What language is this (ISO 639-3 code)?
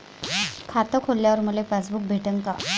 mar